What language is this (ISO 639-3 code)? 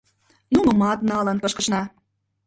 chm